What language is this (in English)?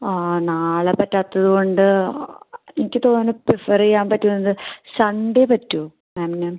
Malayalam